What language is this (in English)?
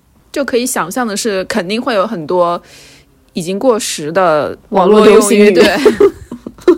Chinese